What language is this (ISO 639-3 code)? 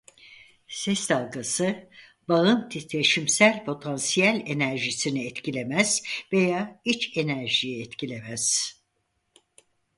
tur